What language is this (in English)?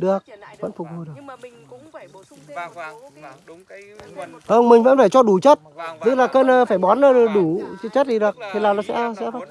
Vietnamese